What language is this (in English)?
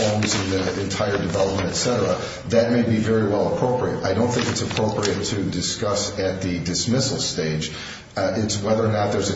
English